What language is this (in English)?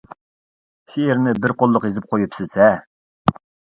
Uyghur